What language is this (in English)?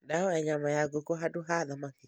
Kikuyu